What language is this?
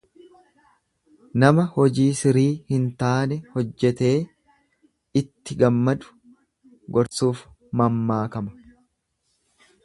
Oromo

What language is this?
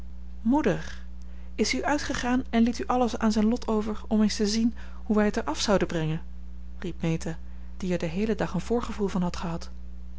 Dutch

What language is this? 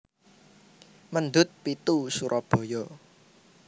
Javanese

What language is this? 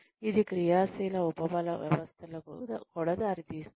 Telugu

